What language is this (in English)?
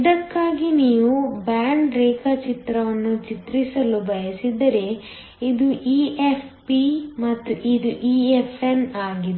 Kannada